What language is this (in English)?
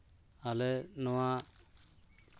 Santali